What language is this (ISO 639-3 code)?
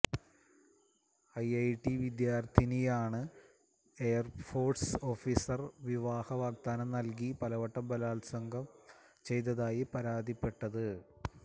mal